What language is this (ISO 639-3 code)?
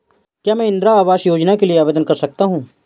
hin